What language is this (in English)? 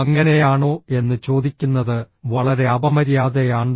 Malayalam